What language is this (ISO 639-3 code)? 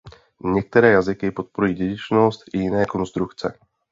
ces